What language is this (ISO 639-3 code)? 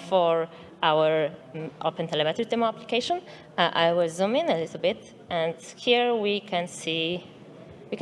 eng